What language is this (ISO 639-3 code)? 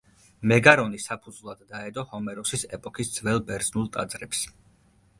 kat